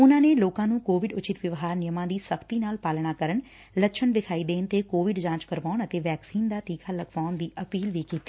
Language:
Punjabi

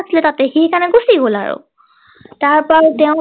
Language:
Assamese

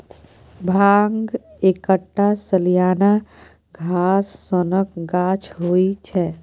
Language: Maithili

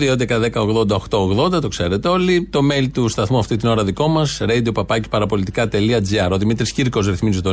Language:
Greek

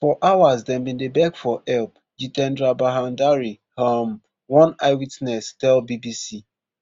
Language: Nigerian Pidgin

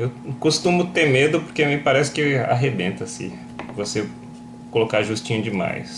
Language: Portuguese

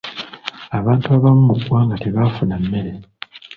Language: Ganda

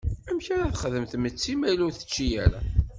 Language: Kabyle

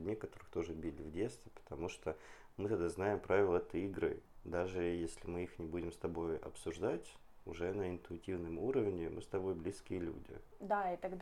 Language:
Russian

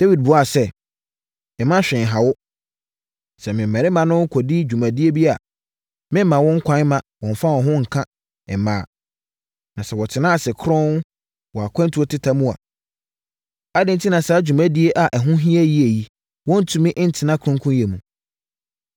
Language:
Akan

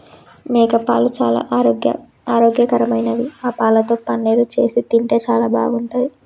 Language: Telugu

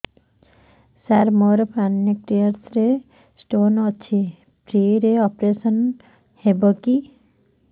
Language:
Odia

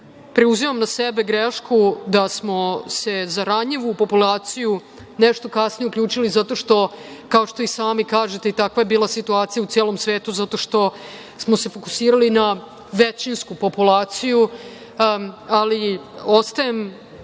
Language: Serbian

